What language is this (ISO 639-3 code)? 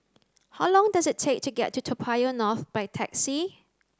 eng